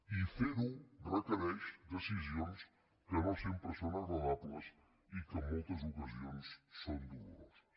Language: Catalan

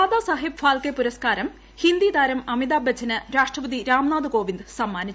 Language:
Malayalam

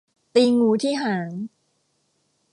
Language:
Thai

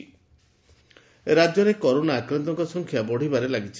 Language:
Odia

